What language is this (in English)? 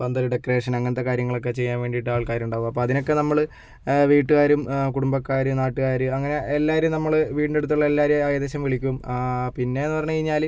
Malayalam